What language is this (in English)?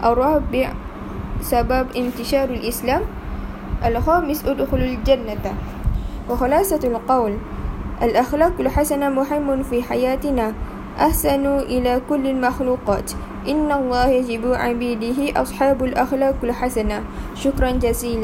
Malay